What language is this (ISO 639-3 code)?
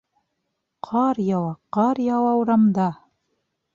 bak